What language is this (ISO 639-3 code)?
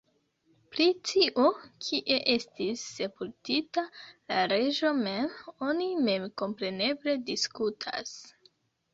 epo